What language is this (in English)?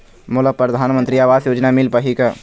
Chhattisgarhi